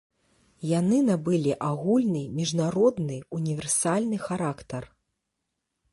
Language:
Belarusian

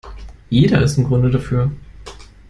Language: German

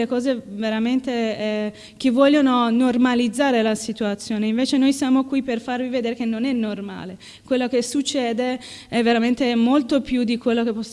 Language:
Italian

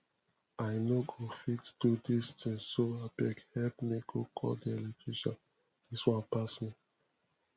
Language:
Nigerian Pidgin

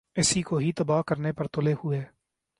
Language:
Urdu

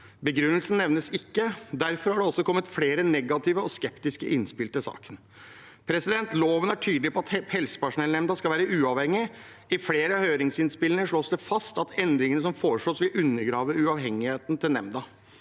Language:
Norwegian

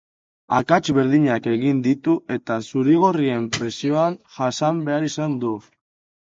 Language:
Basque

